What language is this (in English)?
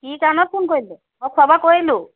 Assamese